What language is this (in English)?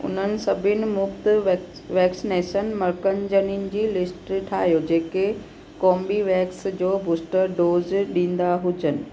Sindhi